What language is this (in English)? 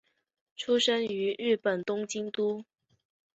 Chinese